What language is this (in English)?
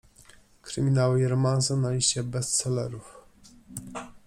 Polish